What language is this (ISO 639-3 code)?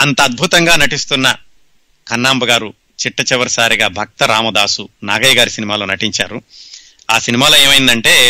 tel